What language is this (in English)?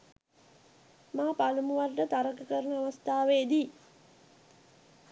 Sinhala